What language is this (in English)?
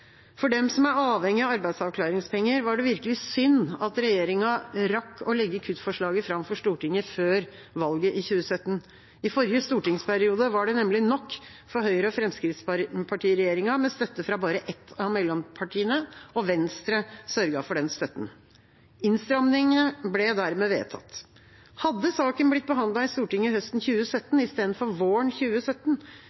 Norwegian Bokmål